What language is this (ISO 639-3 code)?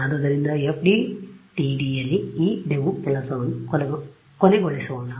kan